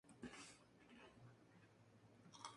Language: Spanish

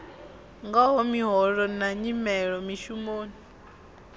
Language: Venda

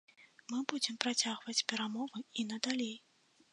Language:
Belarusian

